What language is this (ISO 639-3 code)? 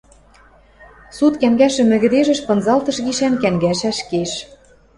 mrj